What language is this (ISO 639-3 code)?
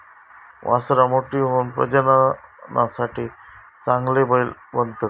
mar